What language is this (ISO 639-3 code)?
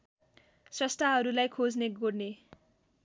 nep